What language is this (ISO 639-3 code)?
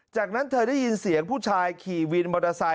tha